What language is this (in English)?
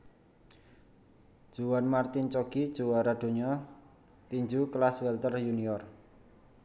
Javanese